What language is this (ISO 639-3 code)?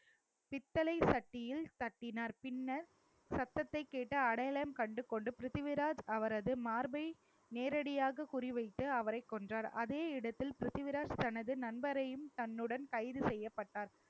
tam